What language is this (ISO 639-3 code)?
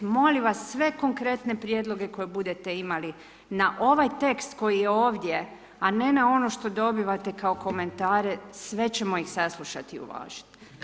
hrv